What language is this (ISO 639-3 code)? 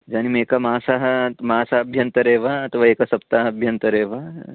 san